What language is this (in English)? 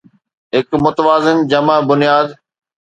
Sindhi